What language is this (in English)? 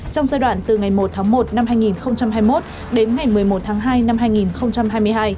Vietnamese